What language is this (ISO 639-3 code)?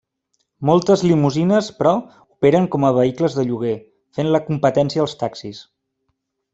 cat